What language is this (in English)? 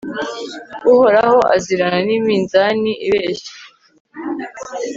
Kinyarwanda